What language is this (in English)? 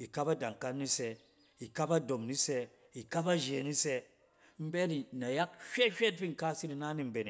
Cen